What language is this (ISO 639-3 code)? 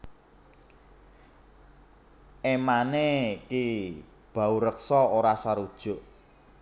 jav